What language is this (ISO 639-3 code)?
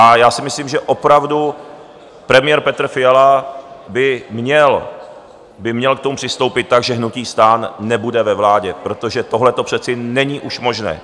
ces